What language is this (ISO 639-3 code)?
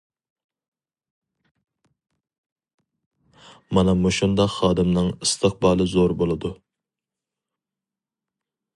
uig